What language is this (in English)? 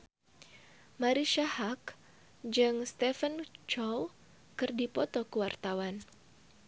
Sundanese